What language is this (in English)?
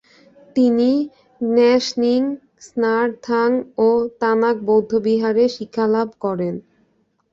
Bangla